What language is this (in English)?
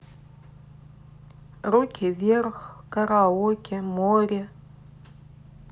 Russian